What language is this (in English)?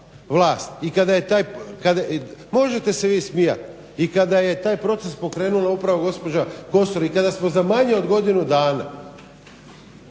Croatian